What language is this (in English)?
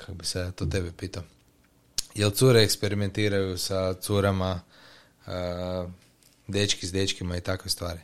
Croatian